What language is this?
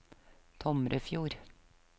Norwegian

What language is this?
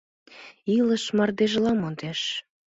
Mari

